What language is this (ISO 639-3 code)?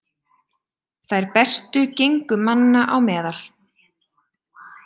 isl